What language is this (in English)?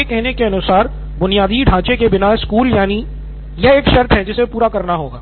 Hindi